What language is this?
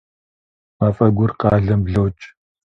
Kabardian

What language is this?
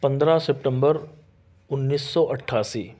Urdu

